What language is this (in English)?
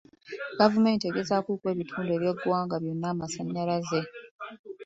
Ganda